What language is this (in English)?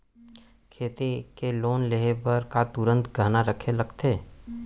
Chhattisgarhi